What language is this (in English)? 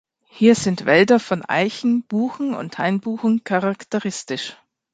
German